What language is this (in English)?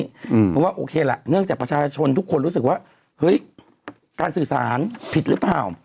Thai